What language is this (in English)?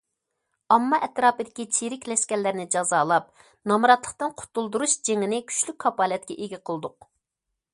Uyghur